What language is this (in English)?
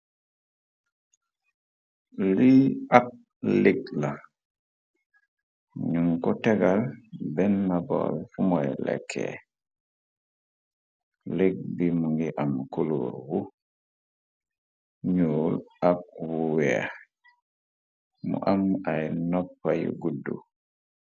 Wolof